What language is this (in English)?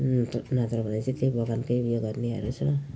Nepali